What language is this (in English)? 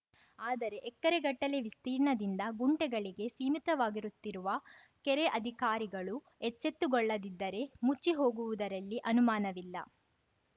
Kannada